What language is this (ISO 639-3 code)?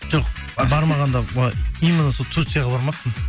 kaz